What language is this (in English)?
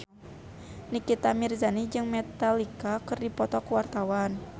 Sundanese